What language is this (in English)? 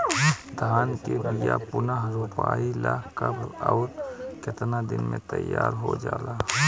Bhojpuri